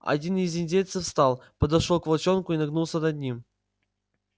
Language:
Russian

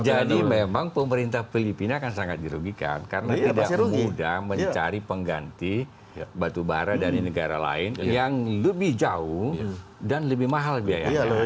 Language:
Indonesian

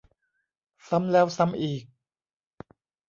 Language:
Thai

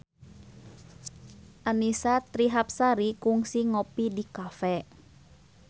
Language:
Sundanese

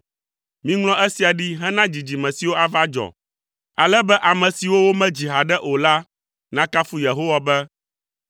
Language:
Ewe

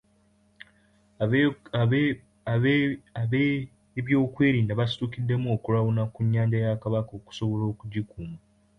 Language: Ganda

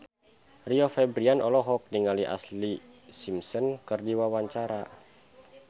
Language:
Sundanese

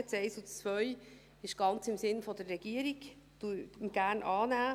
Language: Swiss German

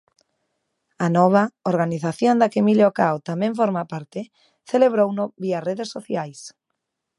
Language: Galician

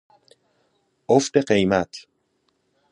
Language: Persian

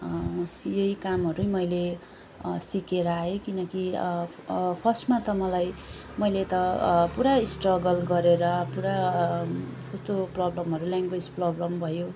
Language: Nepali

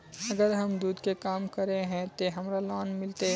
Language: Magahi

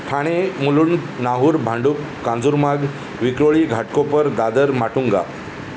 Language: Marathi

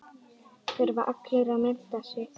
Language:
Icelandic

